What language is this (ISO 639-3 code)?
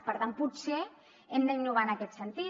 cat